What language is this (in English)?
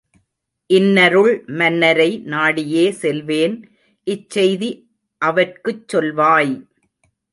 Tamil